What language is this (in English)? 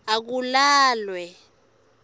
Swati